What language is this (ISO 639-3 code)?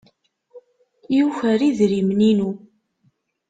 kab